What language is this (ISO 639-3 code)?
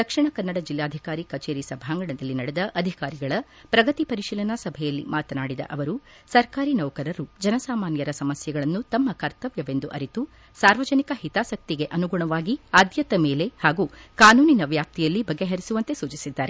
kan